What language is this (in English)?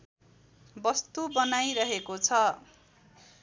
Nepali